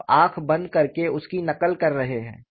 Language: Hindi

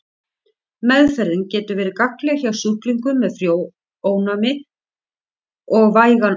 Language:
Icelandic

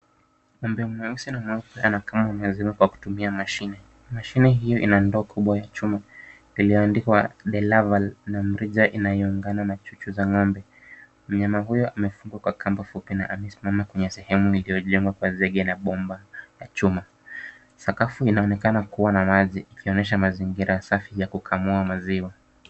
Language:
Swahili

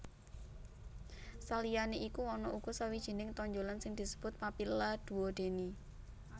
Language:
Javanese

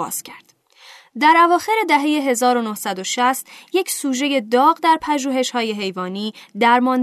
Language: Persian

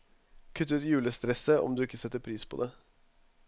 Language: Norwegian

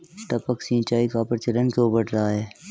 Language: Hindi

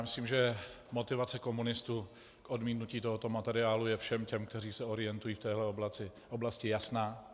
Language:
Czech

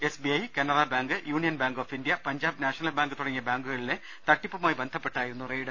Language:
Malayalam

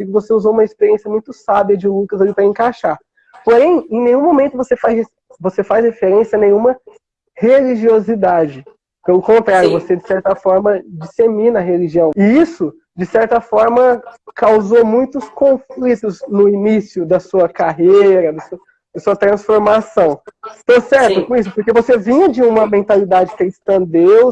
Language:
Portuguese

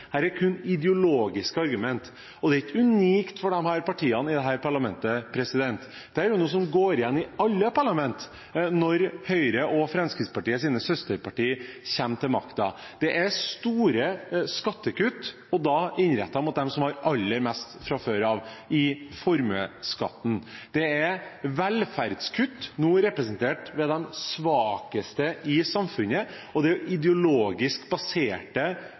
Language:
Norwegian Bokmål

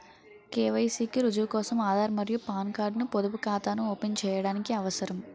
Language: Telugu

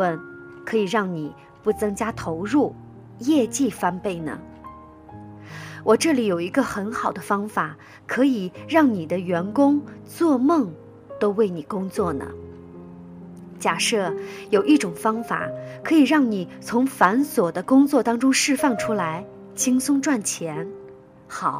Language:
Chinese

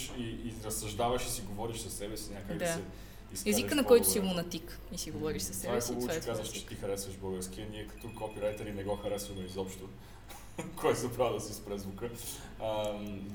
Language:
Bulgarian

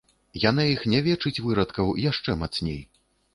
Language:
Belarusian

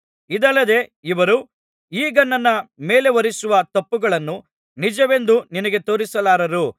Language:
Kannada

